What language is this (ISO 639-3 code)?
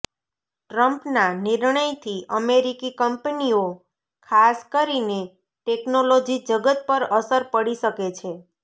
guj